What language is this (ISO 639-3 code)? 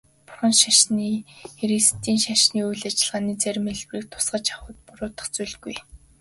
mon